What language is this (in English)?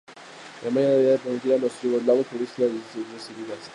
Spanish